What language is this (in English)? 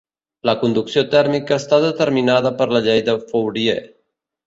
Catalan